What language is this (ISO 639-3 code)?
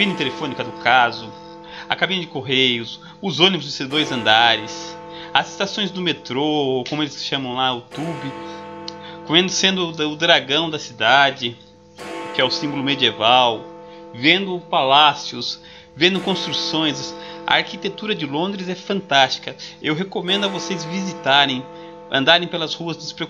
por